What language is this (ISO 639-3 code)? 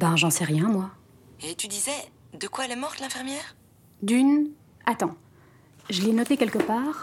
fra